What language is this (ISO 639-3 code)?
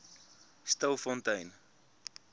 afr